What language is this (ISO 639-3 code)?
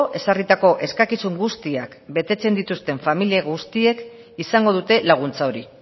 eus